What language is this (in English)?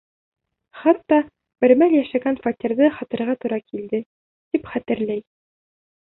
Bashkir